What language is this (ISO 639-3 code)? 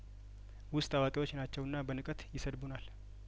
amh